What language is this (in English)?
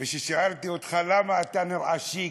Hebrew